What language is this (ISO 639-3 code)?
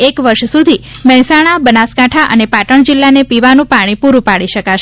guj